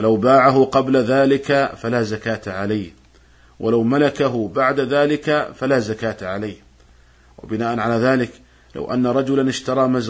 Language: Arabic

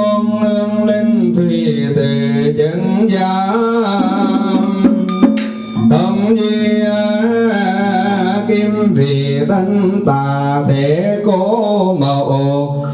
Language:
Vietnamese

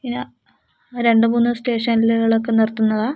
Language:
Malayalam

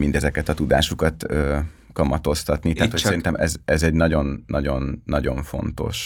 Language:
Hungarian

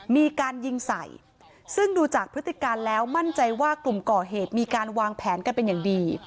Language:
Thai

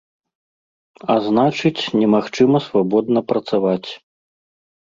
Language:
Belarusian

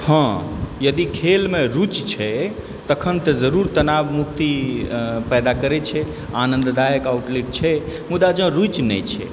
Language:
Maithili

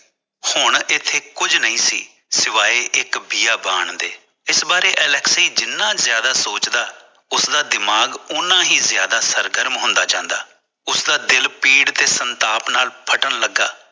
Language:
Punjabi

